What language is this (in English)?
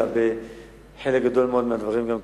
Hebrew